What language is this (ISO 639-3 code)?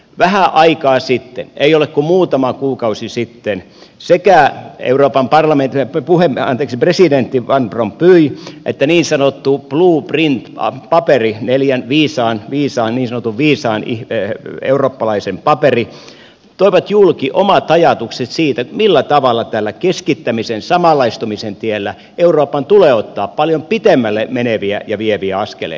fin